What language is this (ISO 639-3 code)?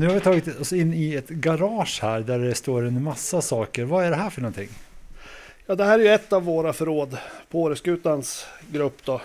swe